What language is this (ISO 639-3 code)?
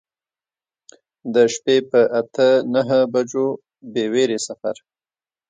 pus